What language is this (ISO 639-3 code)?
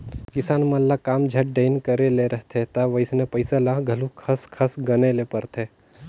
hne